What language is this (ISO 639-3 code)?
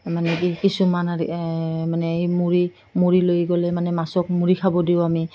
asm